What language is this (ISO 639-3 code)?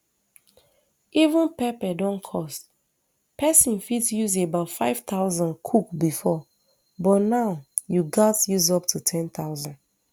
pcm